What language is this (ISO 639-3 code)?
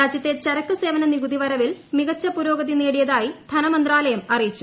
mal